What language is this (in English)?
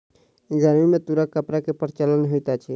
Maithili